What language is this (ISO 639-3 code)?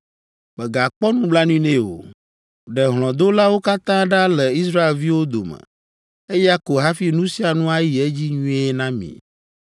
ewe